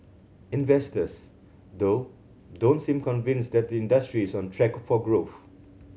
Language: English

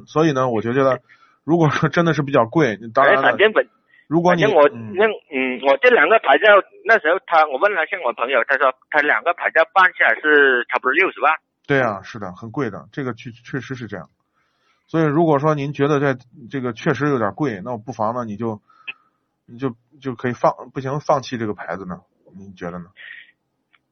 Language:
Chinese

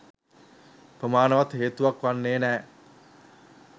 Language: Sinhala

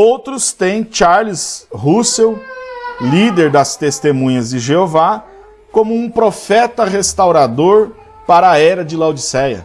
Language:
Portuguese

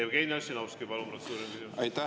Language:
Estonian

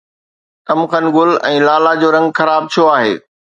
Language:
Sindhi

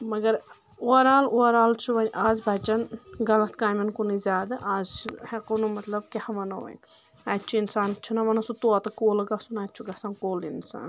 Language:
Kashmiri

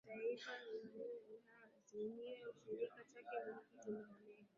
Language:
Swahili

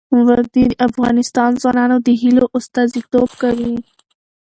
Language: Pashto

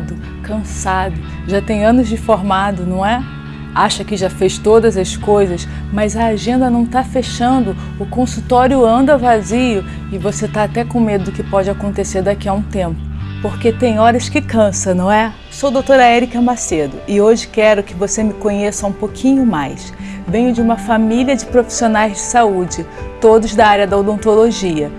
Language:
Portuguese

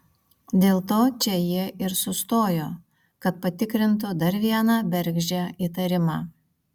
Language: Lithuanian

